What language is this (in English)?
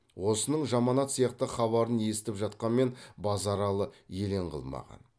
Kazakh